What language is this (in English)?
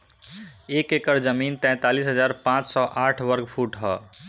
Bhojpuri